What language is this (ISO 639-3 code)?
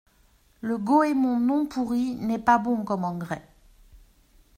fra